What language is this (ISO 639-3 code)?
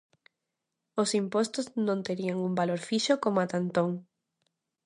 glg